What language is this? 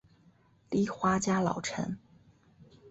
Chinese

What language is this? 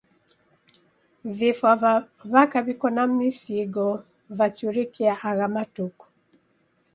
Taita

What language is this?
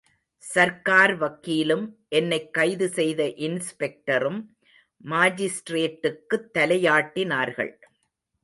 Tamil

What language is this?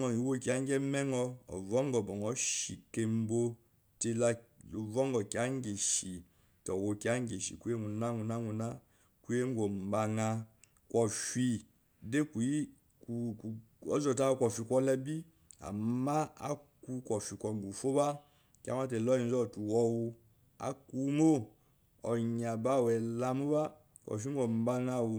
Eloyi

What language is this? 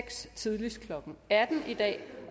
Danish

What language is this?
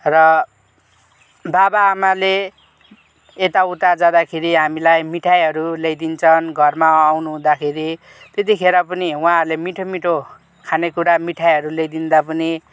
Nepali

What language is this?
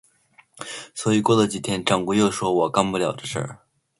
Chinese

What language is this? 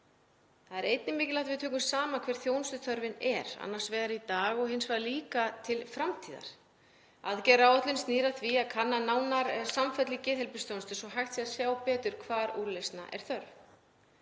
Icelandic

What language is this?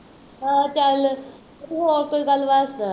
Punjabi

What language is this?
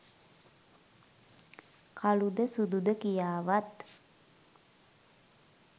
Sinhala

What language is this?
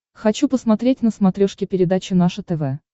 Russian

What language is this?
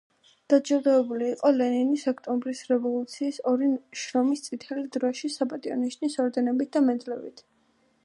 Georgian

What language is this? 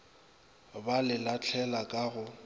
Northern Sotho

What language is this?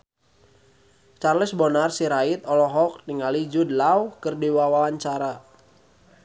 Sundanese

